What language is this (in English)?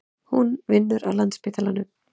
Icelandic